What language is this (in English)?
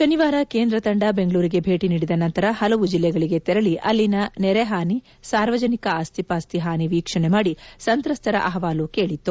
Kannada